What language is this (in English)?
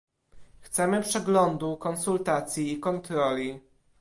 Polish